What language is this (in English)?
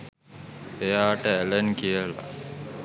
Sinhala